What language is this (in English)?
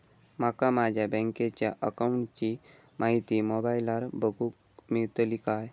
Marathi